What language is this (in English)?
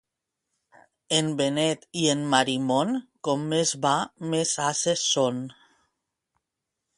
Catalan